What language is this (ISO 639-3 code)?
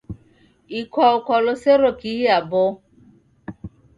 dav